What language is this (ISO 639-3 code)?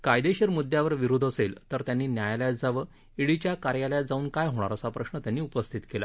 mar